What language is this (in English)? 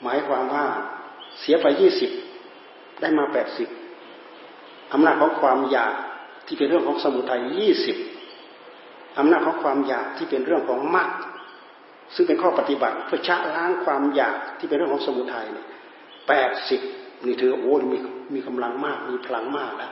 Thai